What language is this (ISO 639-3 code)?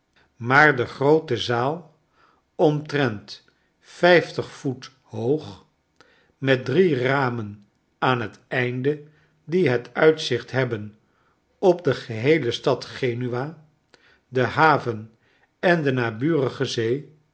nld